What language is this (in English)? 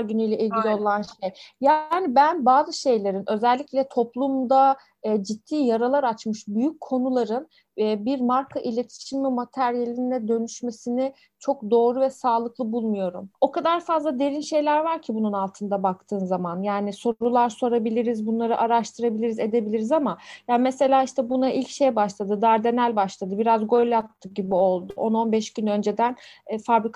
Turkish